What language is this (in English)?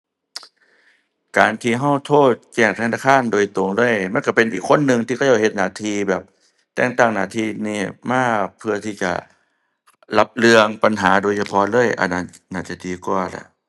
Thai